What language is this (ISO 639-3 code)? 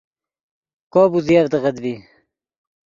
ydg